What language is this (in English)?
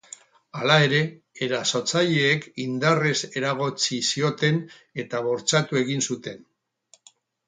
Basque